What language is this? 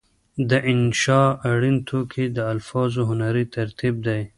Pashto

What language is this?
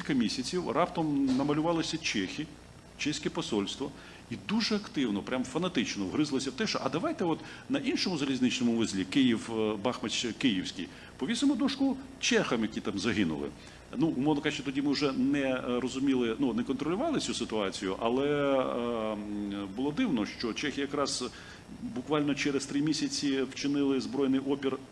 Ukrainian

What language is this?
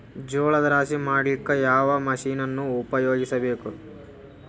Kannada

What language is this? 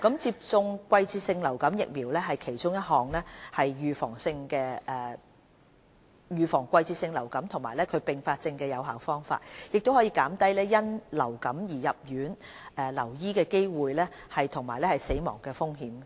Cantonese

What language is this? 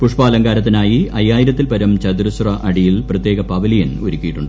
Malayalam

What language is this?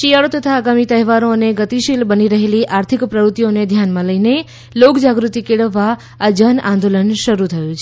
Gujarati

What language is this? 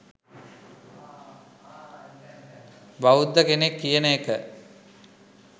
Sinhala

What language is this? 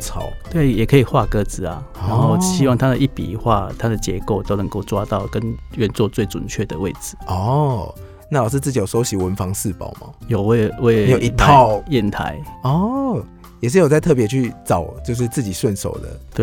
Chinese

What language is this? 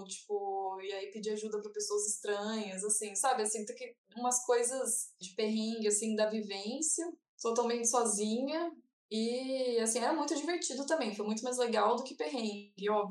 Portuguese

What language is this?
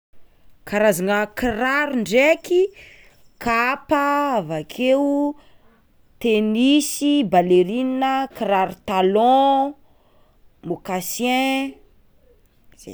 Tsimihety Malagasy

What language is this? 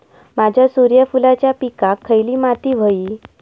Marathi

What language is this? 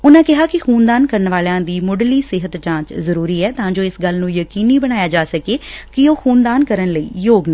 Punjabi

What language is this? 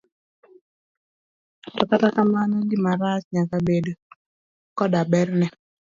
Luo (Kenya and Tanzania)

